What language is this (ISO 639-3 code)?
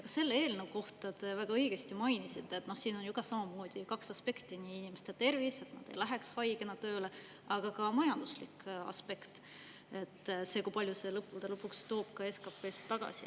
est